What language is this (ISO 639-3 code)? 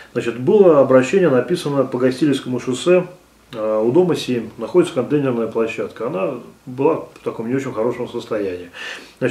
rus